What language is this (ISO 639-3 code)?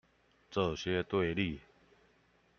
zho